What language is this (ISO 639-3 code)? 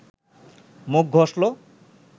ben